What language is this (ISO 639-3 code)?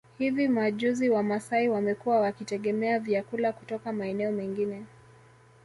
swa